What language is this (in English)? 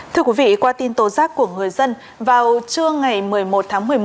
Vietnamese